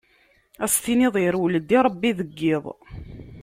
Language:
Kabyle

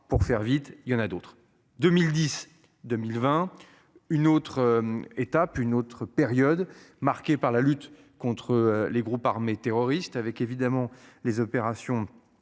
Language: French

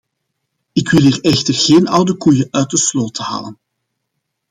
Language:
Dutch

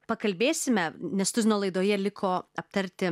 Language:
Lithuanian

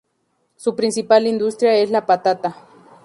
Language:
Spanish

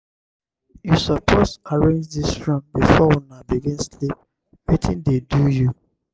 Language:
Nigerian Pidgin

